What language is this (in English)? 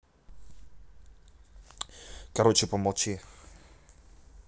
Russian